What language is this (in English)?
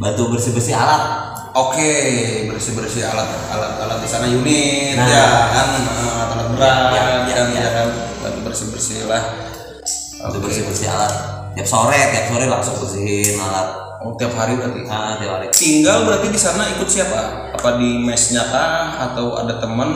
Indonesian